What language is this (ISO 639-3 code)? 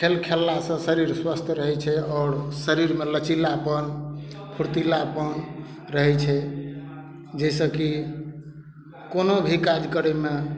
mai